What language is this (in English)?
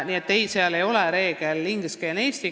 Estonian